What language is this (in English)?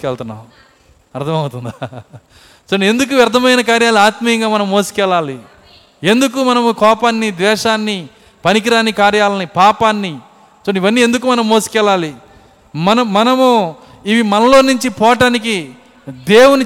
Telugu